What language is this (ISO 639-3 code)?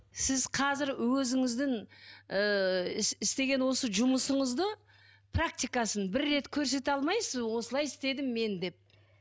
kaz